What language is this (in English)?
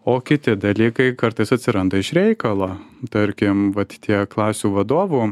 Lithuanian